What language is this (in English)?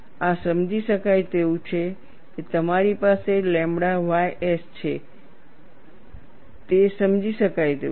Gujarati